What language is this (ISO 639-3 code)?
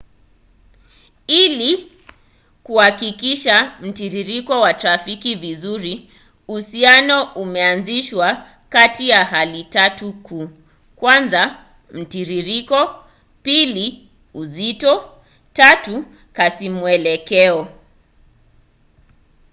swa